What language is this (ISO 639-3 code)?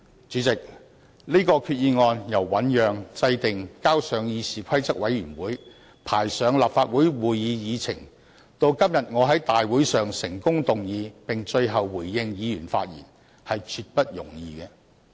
yue